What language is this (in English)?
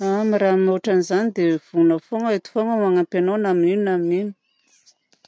Southern Betsimisaraka Malagasy